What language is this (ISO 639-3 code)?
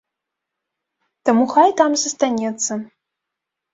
bel